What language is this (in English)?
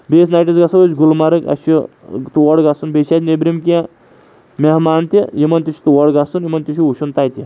Kashmiri